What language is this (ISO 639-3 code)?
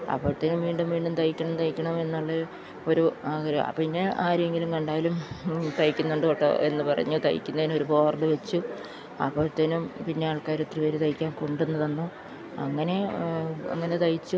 mal